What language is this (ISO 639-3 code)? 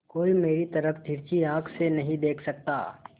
hin